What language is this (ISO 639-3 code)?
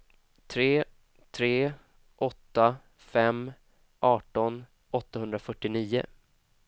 swe